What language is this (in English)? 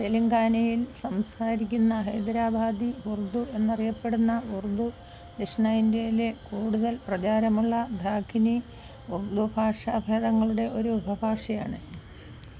Malayalam